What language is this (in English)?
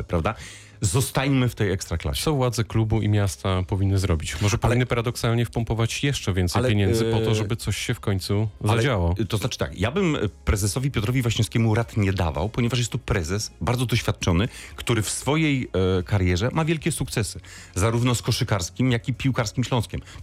Polish